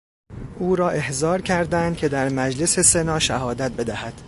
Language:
Persian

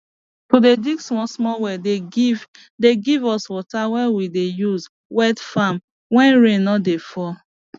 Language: Nigerian Pidgin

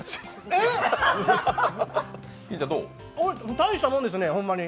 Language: Japanese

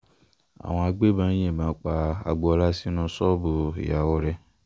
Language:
Yoruba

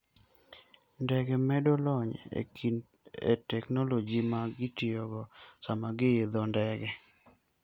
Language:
Luo (Kenya and Tanzania)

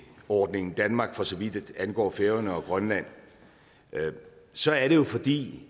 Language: Danish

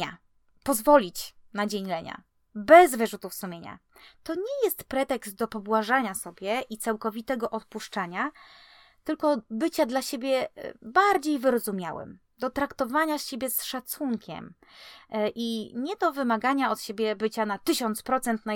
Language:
Polish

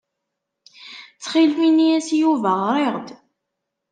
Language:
Kabyle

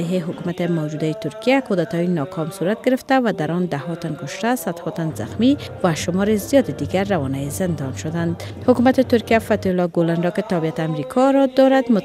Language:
Persian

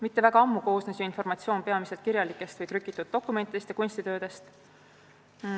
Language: Estonian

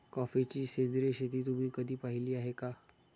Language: Marathi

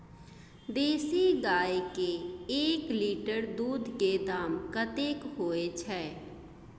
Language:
Maithili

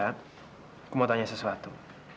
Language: Indonesian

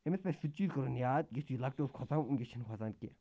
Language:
Kashmiri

